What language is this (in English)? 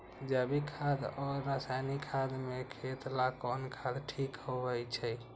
Magahi